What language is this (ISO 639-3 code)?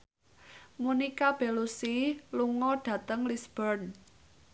jav